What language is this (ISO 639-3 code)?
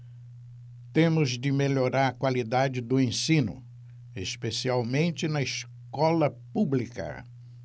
por